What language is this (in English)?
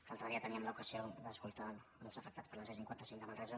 Catalan